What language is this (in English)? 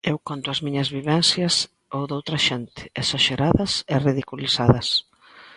Galician